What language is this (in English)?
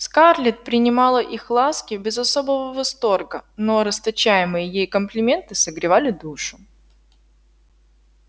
Russian